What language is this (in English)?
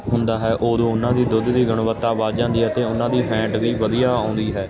Punjabi